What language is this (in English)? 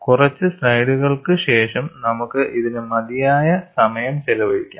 Malayalam